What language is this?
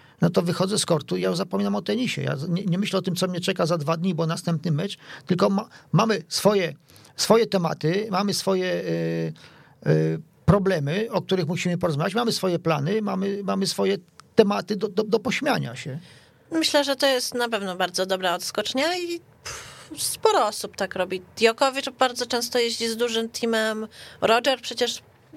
Polish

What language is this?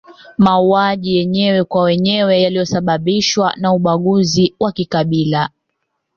Swahili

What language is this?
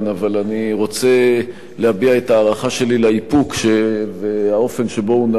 Hebrew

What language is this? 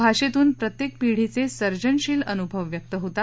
Marathi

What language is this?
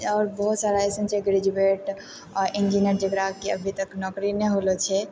Maithili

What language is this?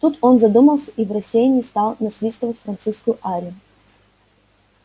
Russian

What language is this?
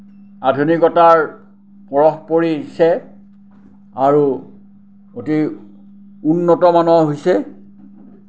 Assamese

